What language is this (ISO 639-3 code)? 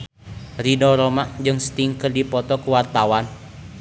sun